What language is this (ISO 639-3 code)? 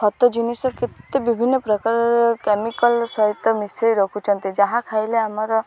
ori